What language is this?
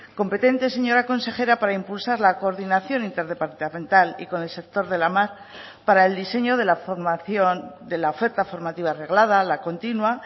Spanish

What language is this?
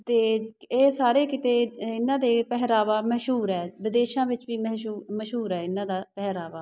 Punjabi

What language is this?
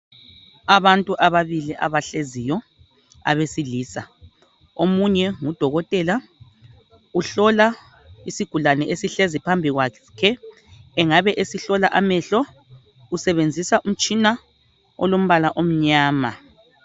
North Ndebele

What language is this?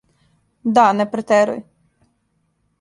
Serbian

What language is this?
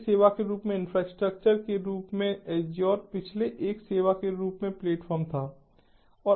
Hindi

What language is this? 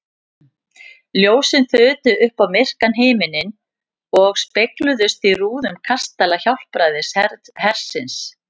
Icelandic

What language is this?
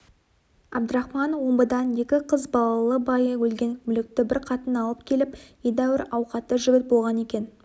Kazakh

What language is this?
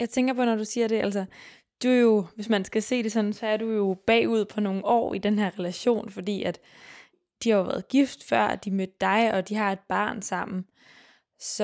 Danish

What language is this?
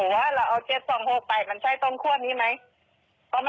Thai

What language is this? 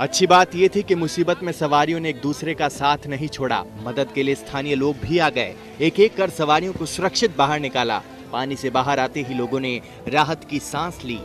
Hindi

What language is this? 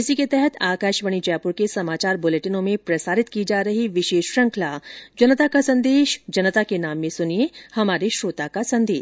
Hindi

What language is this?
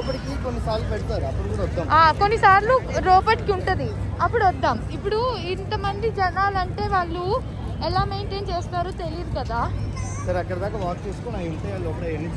Telugu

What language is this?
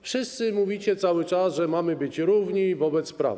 Polish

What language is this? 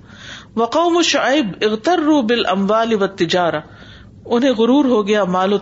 Urdu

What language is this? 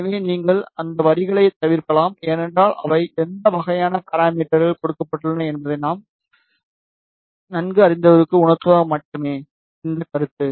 Tamil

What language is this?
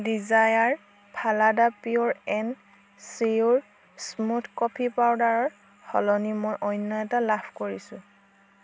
Assamese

